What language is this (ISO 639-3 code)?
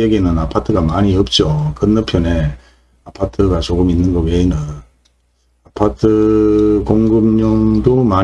kor